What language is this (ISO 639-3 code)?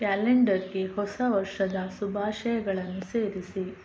kan